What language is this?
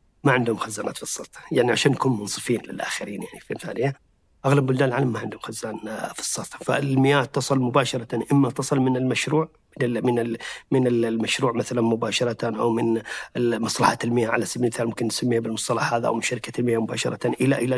Arabic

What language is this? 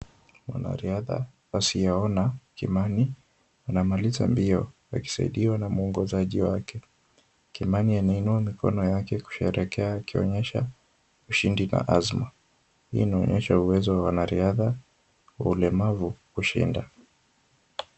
Swahili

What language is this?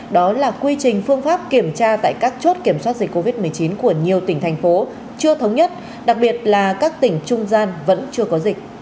Vietnamese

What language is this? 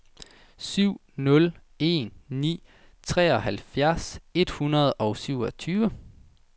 Danish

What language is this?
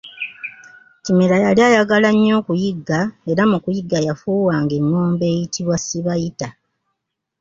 Ganda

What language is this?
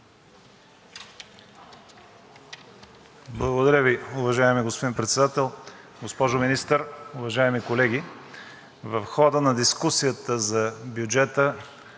Bulgarian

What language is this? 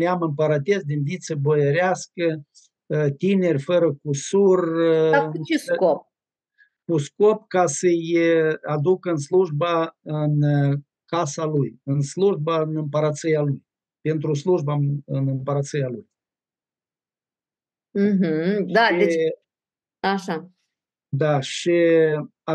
Romanian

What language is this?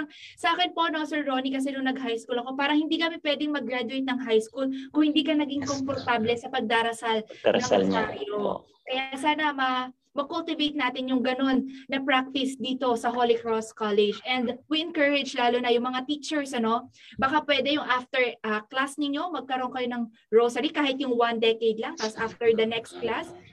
Filipino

